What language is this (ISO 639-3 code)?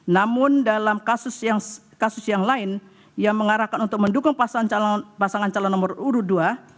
ind